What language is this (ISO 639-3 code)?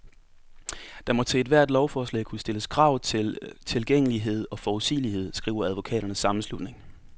dan